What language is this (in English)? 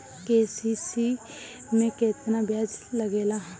Bhojpuri